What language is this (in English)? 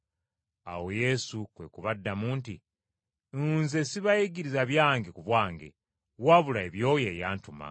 Ganda